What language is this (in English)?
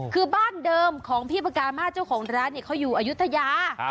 Thai